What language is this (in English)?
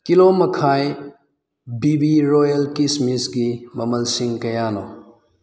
Manipuri